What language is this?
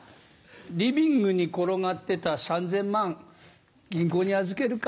Japanese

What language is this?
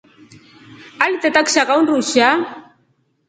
Rombo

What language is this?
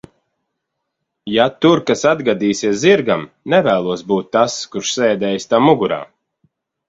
Latvian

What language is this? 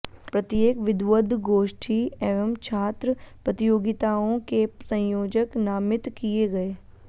Sanskrit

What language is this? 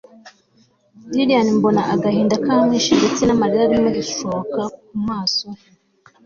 Kinyarwanda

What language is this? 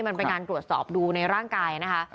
Thai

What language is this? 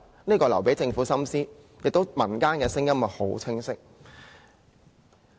Cantonese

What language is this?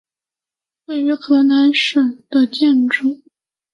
Chinese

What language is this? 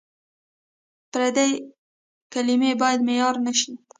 Pashto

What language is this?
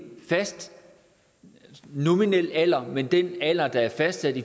Danish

